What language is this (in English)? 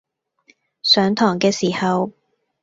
Cantonese